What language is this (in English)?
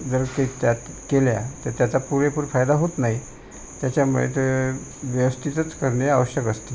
Marathi